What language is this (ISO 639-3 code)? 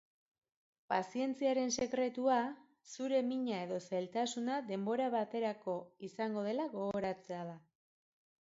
eus